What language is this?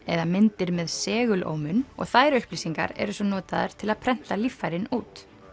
Icelandic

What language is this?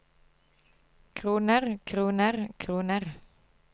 Norwegian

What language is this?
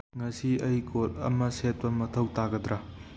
Manipuri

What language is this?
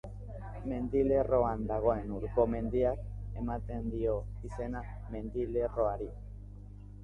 Basque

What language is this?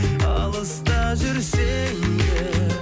Kazakh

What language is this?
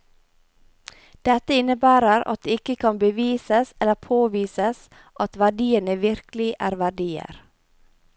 Norwegian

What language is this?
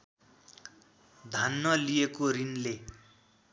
Nepali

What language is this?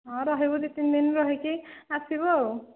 Odia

